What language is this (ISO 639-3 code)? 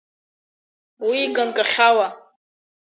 abk